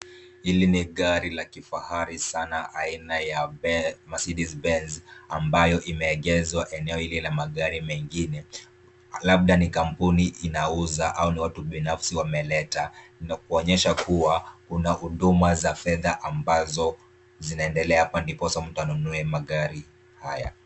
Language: Swahili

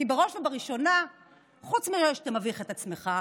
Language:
Hebrew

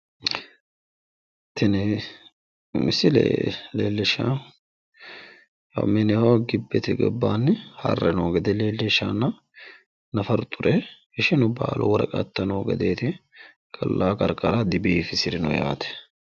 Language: Sidamo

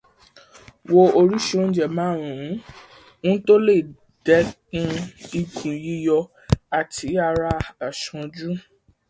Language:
Yoruba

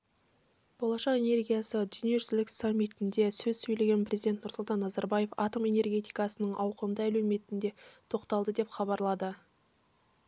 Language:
Kazakh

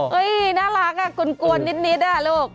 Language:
Thai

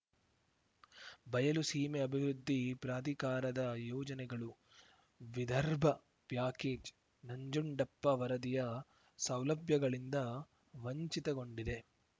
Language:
Kannada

